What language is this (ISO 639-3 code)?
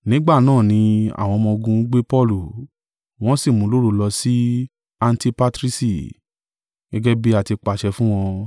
yor